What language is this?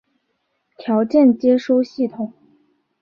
Chinese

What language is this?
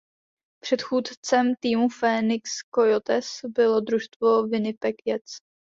Czech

